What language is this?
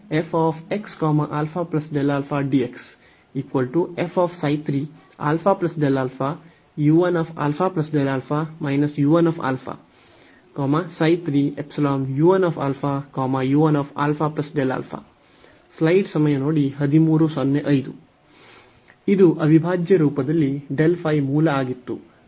Kannada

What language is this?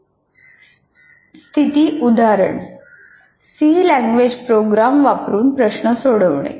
Marathi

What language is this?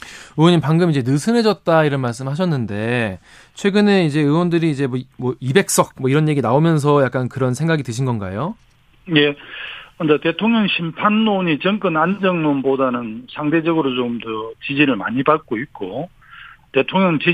Korean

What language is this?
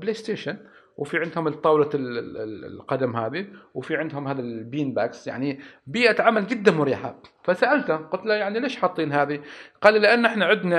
Arabic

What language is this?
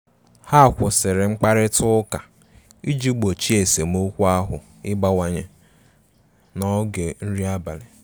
Igbo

